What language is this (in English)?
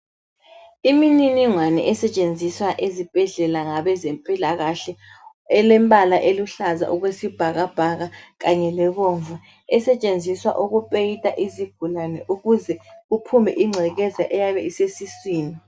North Ndebele